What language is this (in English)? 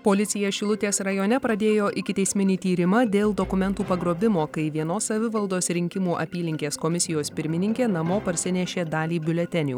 Lithuanian